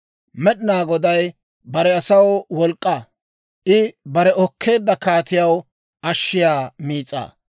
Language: Dawro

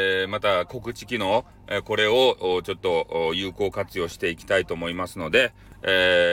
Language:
Japanese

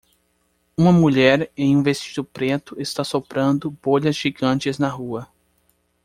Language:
Portuguese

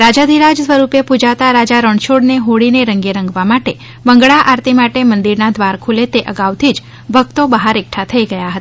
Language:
Gujarati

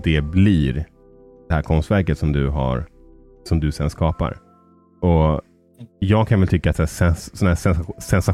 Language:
Swedish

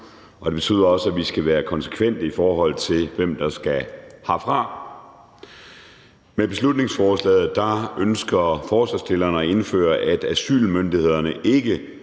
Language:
Danish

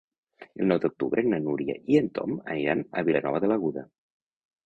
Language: Catalan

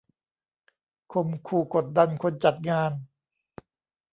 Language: Thai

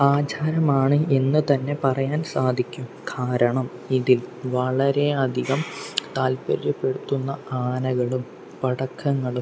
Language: Malayalam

